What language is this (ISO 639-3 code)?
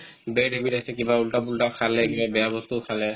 asm